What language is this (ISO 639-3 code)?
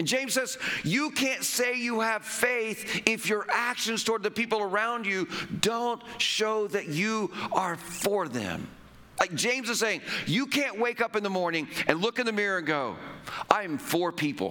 eng